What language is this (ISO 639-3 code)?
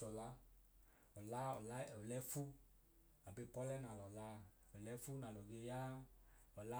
idu